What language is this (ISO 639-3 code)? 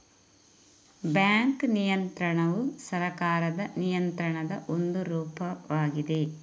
kan